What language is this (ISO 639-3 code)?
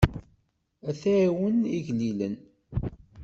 kab